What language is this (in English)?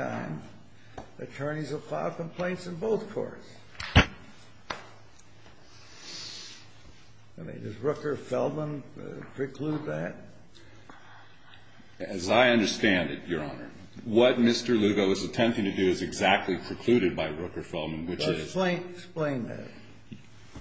English